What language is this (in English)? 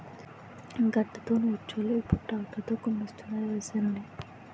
Telugu